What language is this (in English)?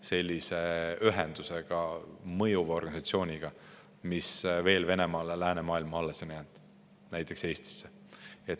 Estonian